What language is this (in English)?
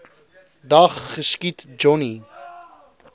Afrikaans